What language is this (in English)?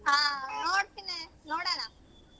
Kannada